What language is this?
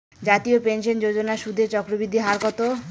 Bangla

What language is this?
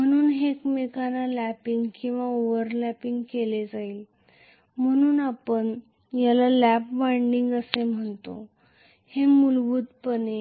Marathi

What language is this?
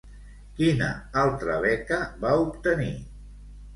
Catalan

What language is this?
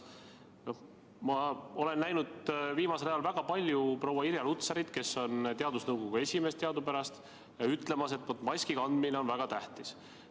Estonian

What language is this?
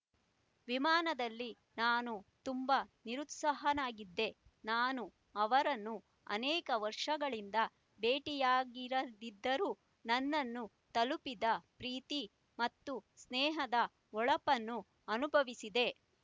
Kannada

